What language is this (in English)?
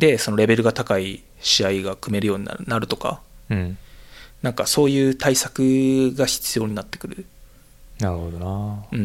Japanese